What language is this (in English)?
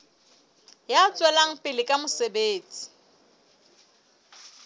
Southern Sotho